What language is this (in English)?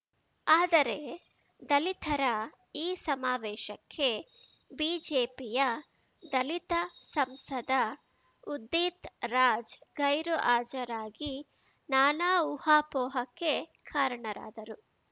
Kannada